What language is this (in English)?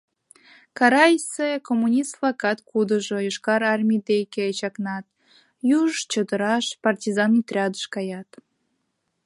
Mari